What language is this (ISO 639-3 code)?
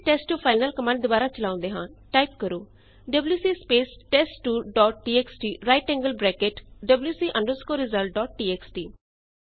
pan